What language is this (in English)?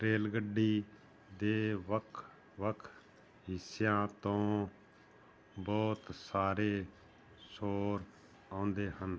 Punjabi